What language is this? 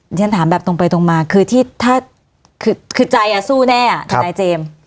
Thai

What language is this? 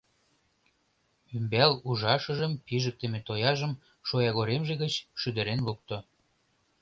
Mari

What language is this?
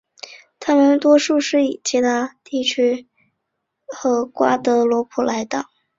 Chinese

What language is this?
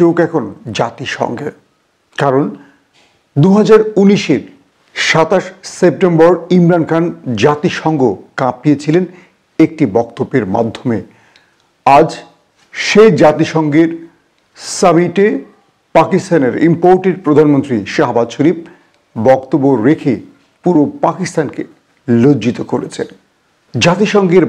English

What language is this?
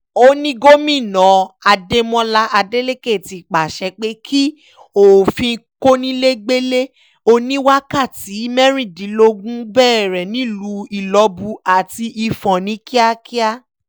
Yoruba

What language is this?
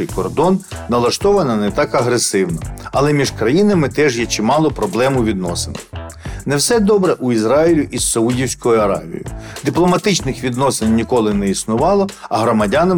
Ukrainian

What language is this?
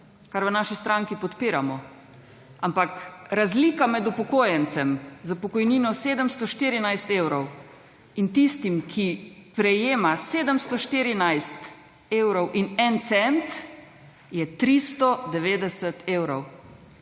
Slovenian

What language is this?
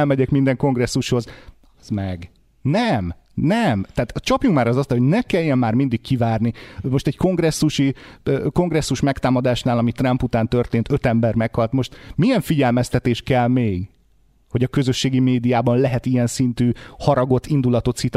Hungarian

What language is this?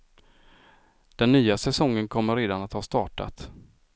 Swedish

